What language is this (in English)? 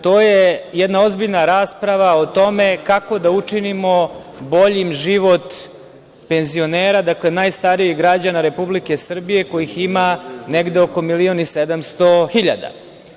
Serbian